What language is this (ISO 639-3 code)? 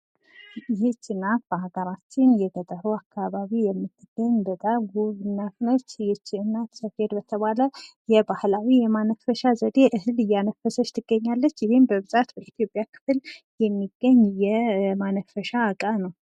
amh